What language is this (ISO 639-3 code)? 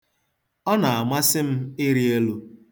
ibo